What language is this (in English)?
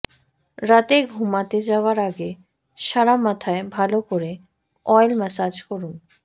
Bangla